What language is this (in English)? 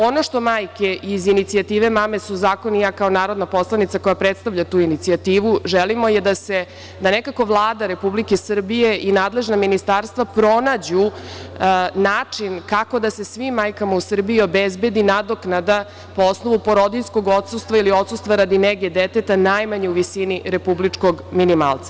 Serbian